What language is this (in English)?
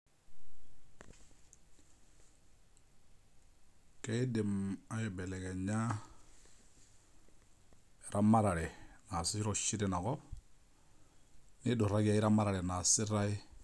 Masai